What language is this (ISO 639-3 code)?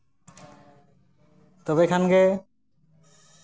sat